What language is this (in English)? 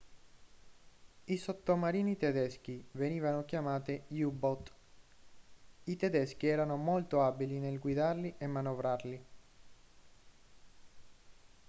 Italian